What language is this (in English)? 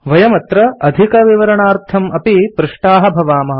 Sanskrit